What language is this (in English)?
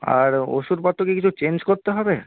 Bangla